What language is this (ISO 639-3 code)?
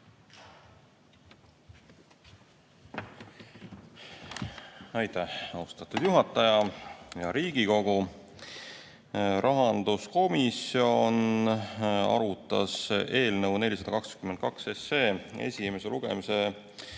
est